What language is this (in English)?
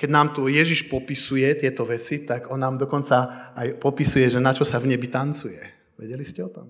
Slovak